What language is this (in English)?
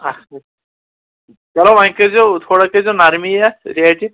Kashmiri